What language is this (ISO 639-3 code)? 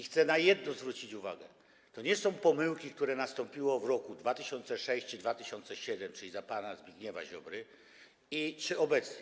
pol